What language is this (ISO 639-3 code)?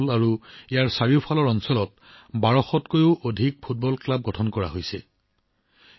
asm